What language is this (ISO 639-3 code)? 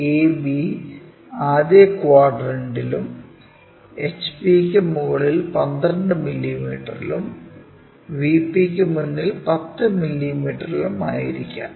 mal